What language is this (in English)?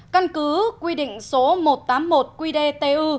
Vietnamese